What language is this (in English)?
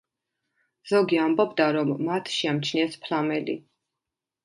Georgian